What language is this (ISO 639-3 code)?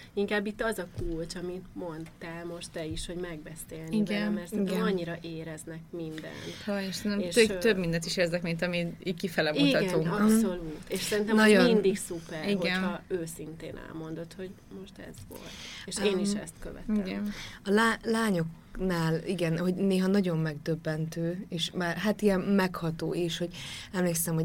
hun